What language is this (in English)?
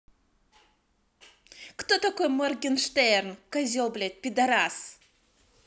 Russian